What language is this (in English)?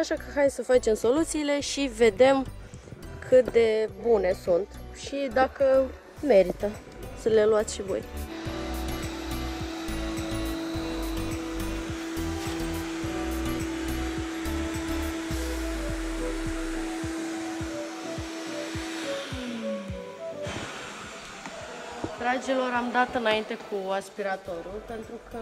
Romanian